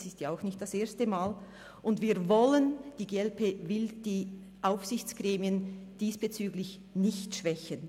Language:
Swiss German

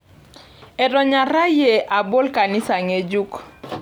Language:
Masai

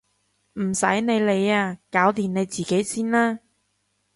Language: Cantonese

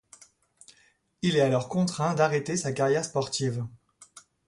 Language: French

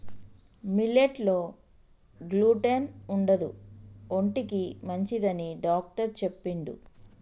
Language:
Telugu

